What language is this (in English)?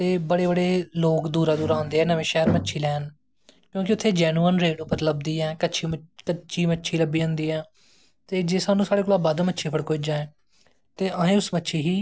Dogri